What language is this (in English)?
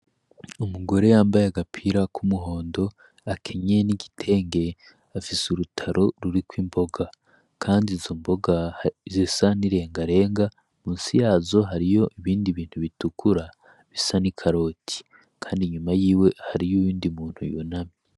Rundi